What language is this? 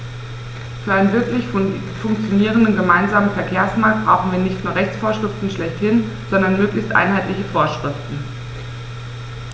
German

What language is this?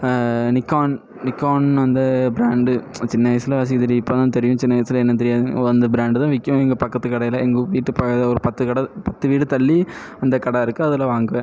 Tamil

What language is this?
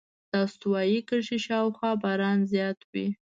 Pashto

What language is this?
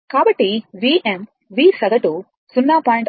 Telugu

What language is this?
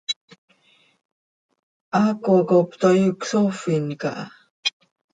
Seri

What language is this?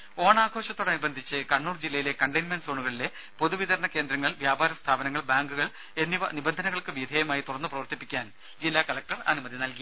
Malayalam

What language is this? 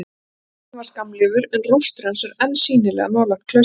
Icelandic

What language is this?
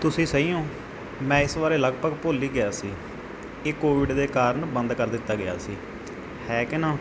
Punjabi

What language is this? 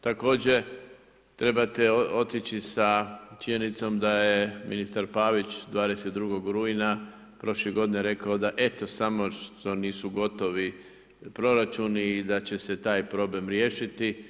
Croatian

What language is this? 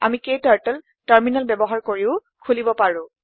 Assamese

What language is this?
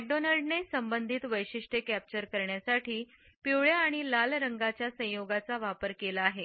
Marathi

